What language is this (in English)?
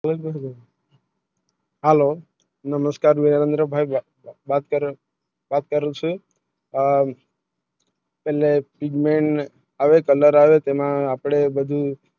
Gujarati